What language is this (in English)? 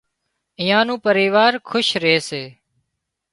Wadiyara Koli